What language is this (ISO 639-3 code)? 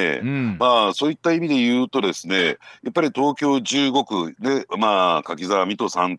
jpn